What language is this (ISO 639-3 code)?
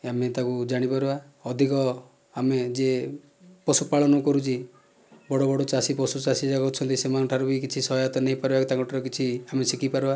ori